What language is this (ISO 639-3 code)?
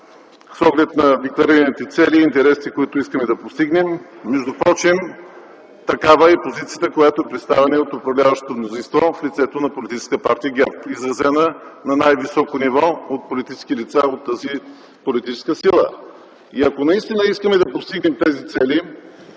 bul